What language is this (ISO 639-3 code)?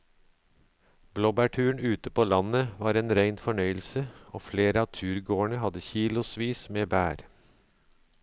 nor